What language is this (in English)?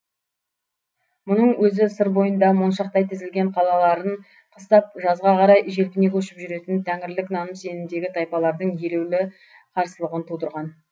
Kazakh